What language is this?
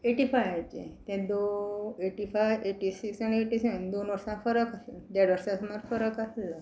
Konkani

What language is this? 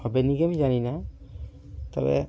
Bangla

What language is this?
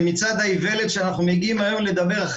Hebrew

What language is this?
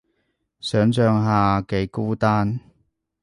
Cantonese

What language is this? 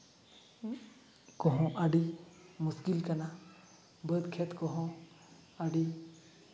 Santali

